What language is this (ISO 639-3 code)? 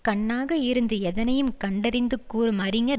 tam